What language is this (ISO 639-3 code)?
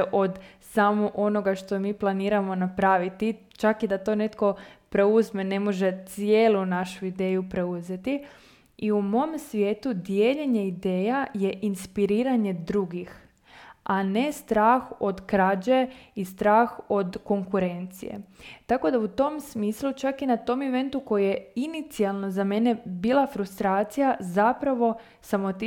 hrv